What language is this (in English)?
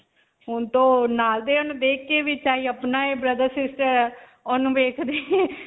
Punjabi